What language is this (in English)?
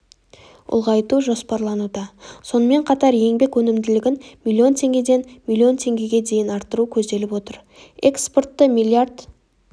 Kazakh